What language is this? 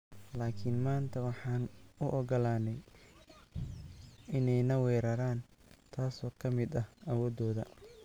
Somali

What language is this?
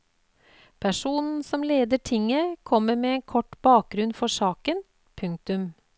Norwegian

